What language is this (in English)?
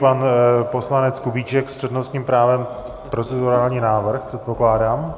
Czech